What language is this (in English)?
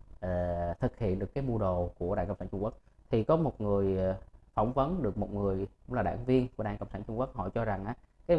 Vietnamese